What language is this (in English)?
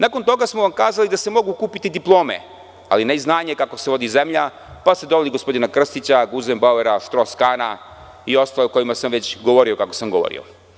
Serbian